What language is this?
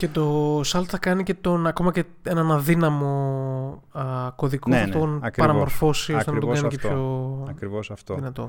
Greek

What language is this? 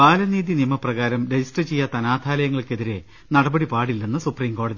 Malayalam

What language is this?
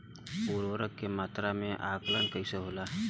Bhojpuri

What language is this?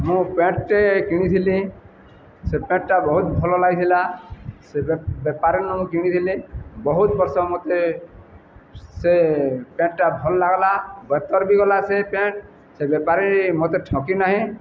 Odia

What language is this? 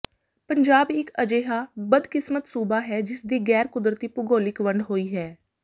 Punjabi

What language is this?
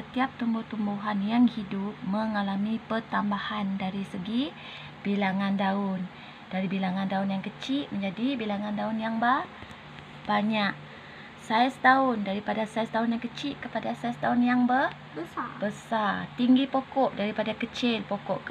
Malay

